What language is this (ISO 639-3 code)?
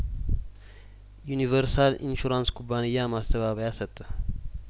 amh